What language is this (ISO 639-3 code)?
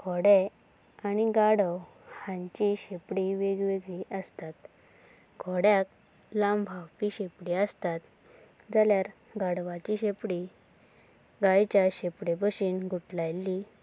kok